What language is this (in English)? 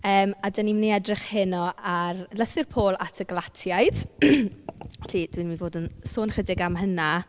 Welsh